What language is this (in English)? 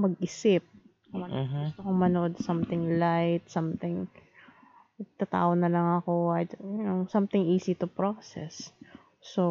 Filipino